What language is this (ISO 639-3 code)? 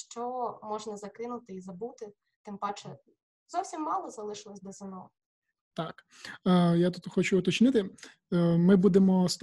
ukr